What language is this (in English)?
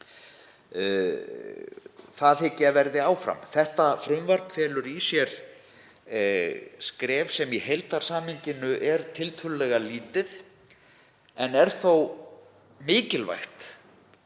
Icelandic